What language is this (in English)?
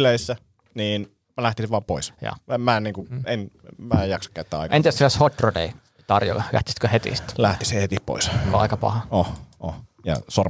Finnish